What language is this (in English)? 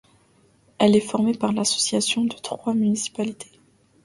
French